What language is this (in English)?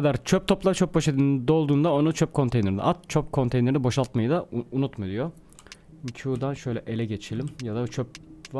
Turkish